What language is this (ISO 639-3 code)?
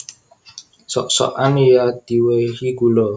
jav